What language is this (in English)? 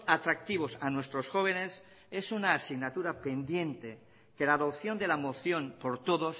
Spanish